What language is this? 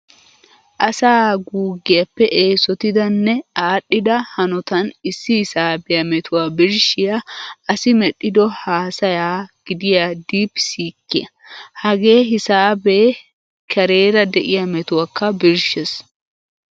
Wolaytta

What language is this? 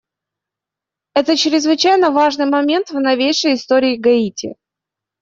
Russian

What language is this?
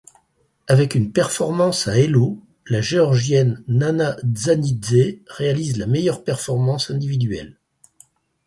French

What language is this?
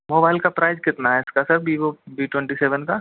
Hindi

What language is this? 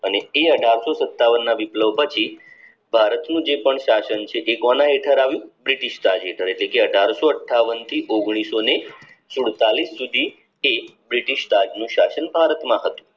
Gujarati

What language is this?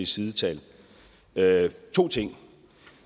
Danish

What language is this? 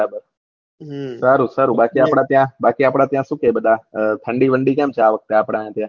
Gujarati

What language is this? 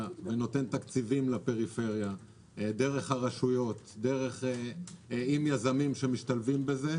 Hebrew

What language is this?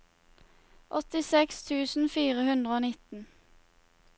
Norwegian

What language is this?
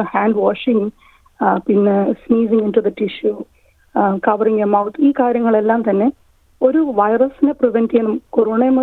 Malayalam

